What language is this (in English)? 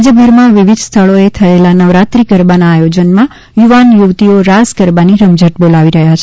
Gujarati